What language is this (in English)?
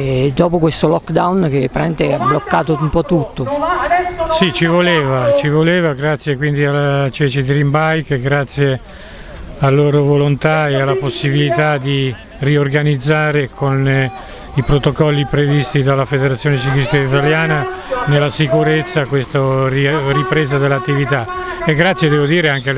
Italian